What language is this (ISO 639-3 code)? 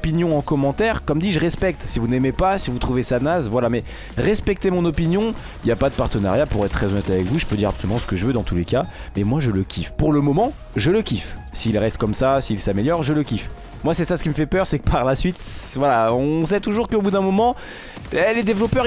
fra